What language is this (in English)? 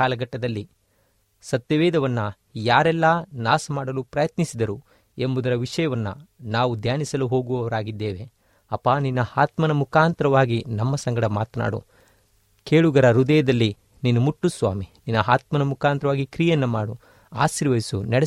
Kannada